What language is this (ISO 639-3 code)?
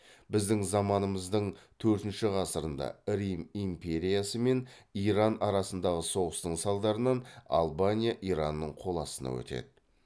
kaz